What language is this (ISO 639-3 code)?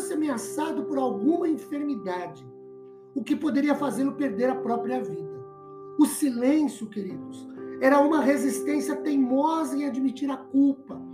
por